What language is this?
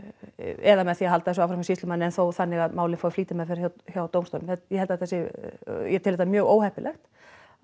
Icelandic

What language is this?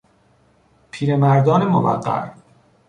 Persian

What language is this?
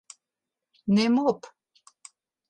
Western Frisian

